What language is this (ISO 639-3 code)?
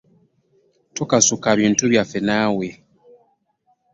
lug